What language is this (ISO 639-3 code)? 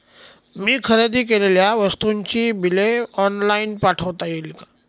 mar